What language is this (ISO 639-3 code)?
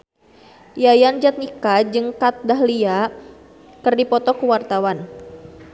sun